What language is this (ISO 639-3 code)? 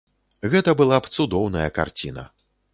bel